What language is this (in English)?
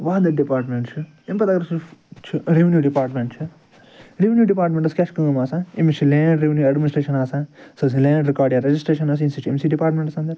Kashmiri